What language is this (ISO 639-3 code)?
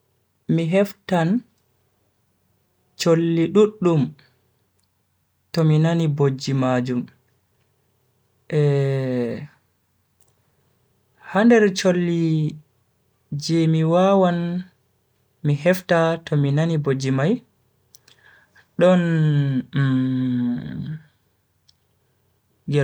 fui